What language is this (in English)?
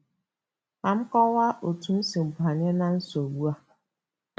Igbo